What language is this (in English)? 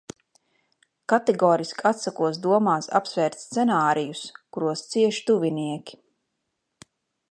Latvian